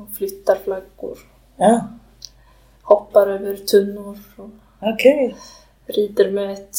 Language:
Swedish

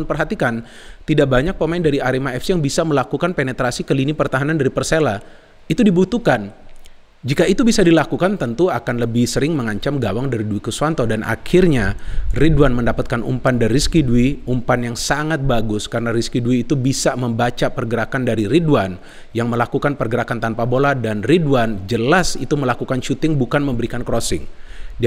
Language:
Indonesian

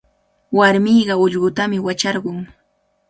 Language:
Cajatambo North Lima Quechua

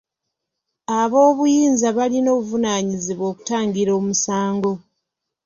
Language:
Ganda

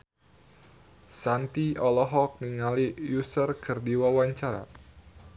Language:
Sundanese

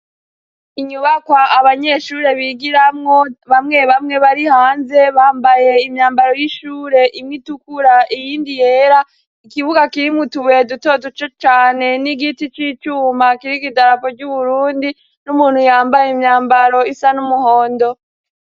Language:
Rundi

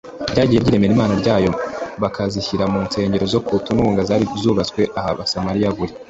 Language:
Kinyarwanda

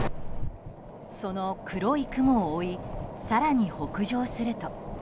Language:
Japanese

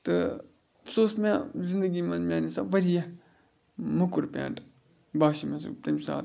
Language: Kashmiri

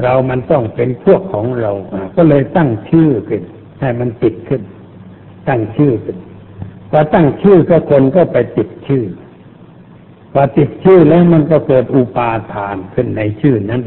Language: Thai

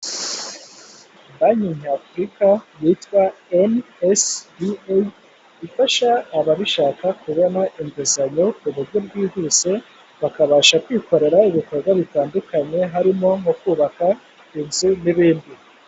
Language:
Kinyarwanda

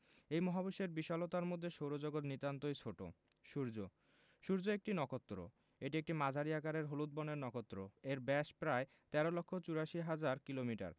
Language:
Bangla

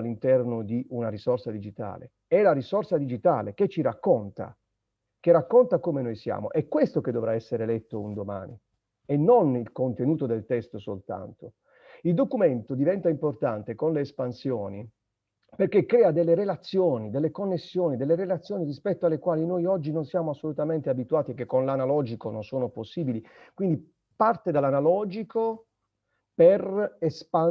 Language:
Italian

